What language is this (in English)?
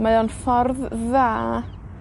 Welsh